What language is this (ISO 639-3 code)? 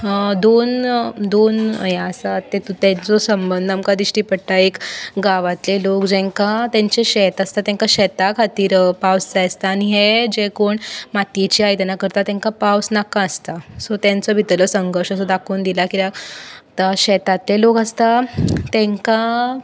kok